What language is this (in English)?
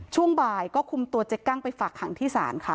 Thai